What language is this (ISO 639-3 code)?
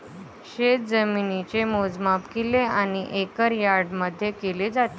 mar